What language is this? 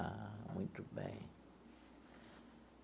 Portuguese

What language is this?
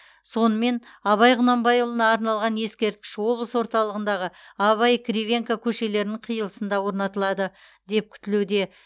Kazakh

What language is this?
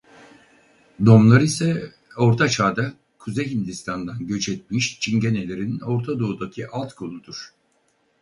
Turkish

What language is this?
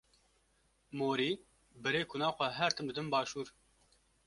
Kurdish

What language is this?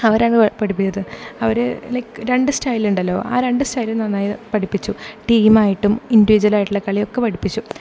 Malayalam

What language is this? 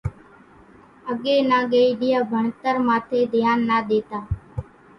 Kachi Koli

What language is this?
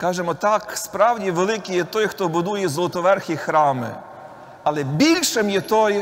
Ukrainian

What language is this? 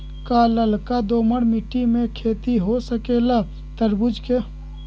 Magahi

